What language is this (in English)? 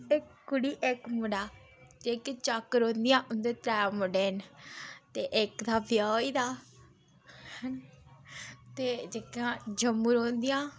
Dogri